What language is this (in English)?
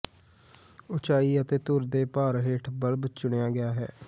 Punjabi